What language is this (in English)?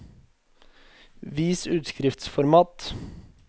Norwegian